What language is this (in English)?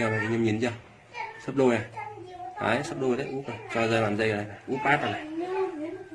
Vietnamese